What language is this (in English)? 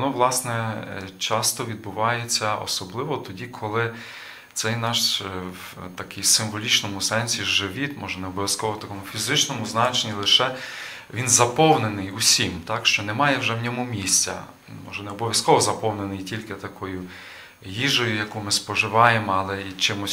Ukrainian